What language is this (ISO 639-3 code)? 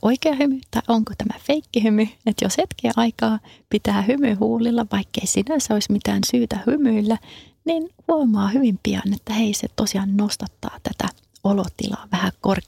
fin